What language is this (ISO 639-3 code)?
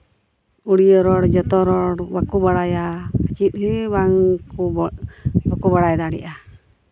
sat